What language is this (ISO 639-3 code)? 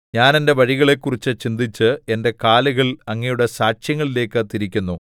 mal